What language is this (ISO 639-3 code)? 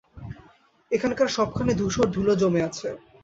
ben